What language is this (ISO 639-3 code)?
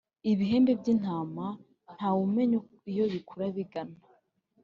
kin